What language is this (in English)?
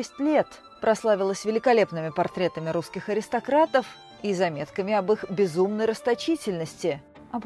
Russian